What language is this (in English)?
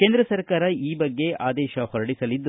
Kannada